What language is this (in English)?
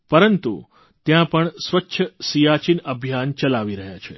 Gujarati